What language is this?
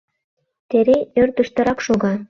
Mari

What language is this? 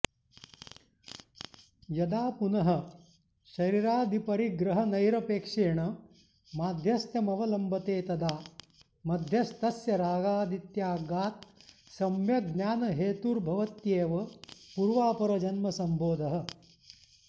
Sanskrit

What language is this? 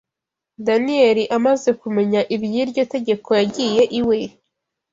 Kinyarwanda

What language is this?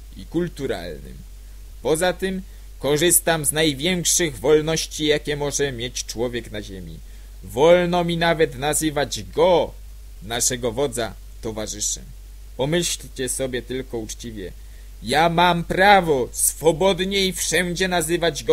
Polish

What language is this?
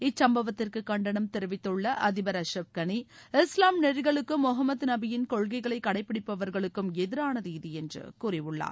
Tamil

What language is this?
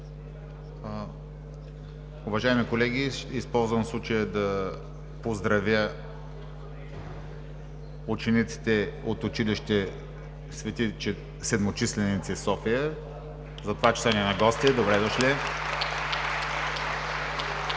Bulgarian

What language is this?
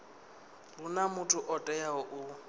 Venda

